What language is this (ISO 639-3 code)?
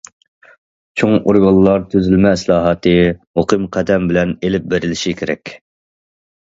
uig